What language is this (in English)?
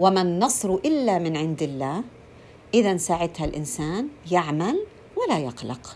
Arabic